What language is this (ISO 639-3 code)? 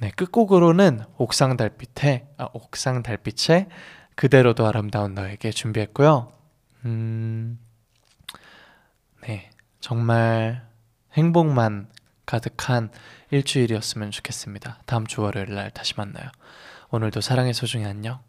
kor